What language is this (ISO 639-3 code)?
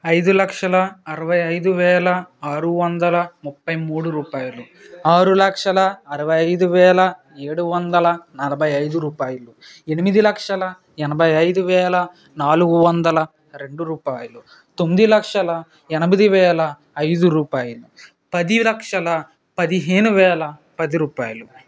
tel